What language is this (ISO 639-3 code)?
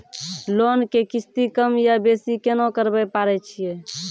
mai